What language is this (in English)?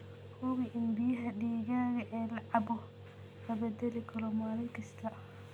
Somali